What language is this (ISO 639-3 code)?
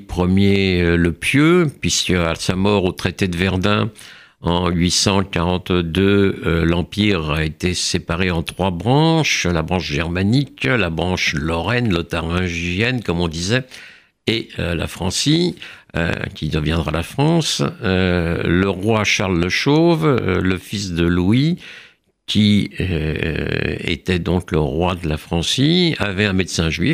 fra